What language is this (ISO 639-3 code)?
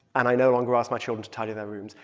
eng